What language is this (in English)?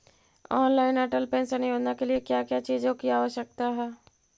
Magahi